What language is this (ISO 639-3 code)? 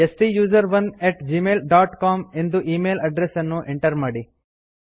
kan